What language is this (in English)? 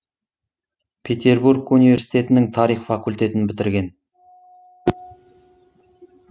Kazakh